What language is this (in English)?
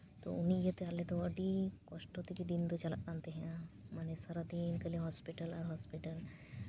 Santali